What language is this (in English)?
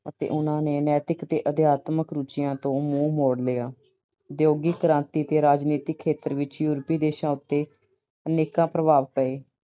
Punjabi